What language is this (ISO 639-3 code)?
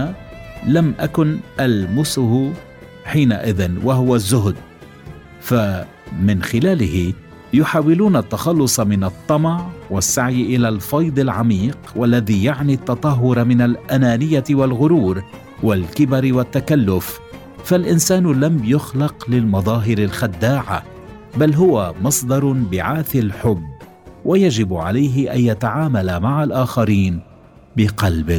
ara